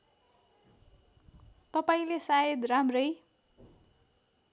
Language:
Nepali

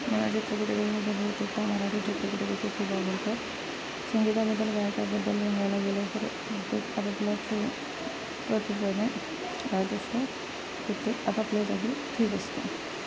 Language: Marathi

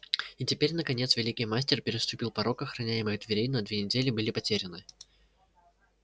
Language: Russian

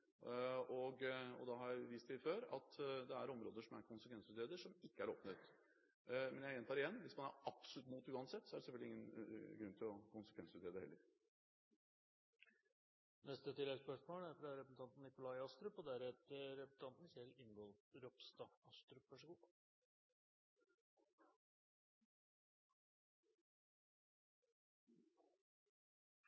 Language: Norwegian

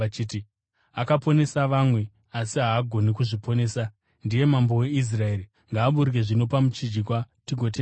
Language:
Shona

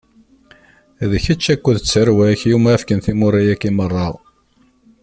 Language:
Kabyle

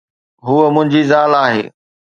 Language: Sindhi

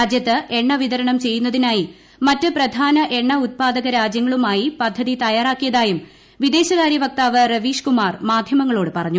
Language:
Malayalam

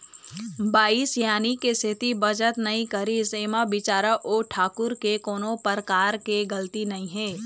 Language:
Chhattisgarhi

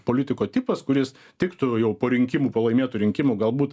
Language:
Lithuanian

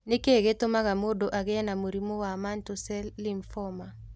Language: Kikuyu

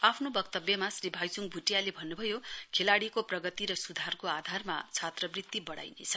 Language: Nepali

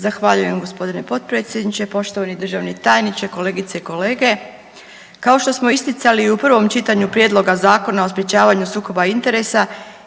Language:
Croatian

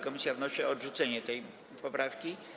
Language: Polish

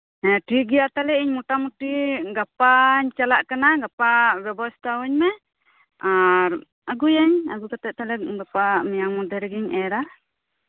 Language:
Santali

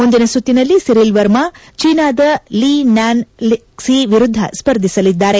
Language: Kannada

